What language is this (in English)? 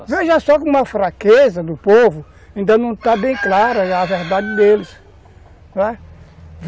Portuguese